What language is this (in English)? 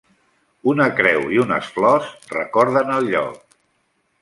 Catalan